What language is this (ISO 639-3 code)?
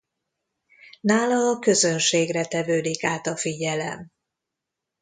hun